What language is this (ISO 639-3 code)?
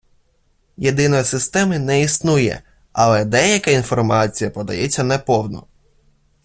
ukr